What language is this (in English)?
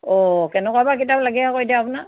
Assamese